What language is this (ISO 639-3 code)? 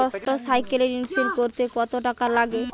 ben